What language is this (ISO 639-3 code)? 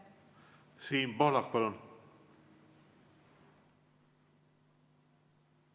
est